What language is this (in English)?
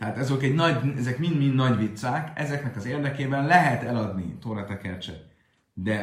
Hungarian